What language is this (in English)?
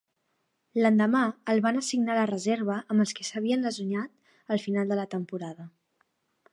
Catalan